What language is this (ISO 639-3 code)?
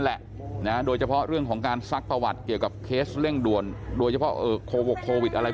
tha